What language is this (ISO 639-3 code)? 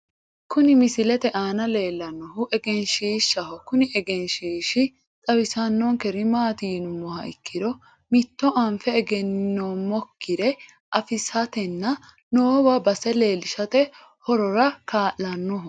sid